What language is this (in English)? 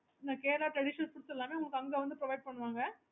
Tamil